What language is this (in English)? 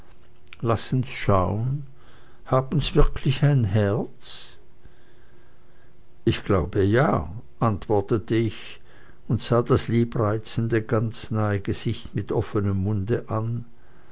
German